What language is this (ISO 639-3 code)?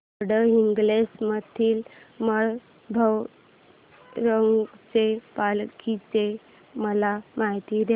mar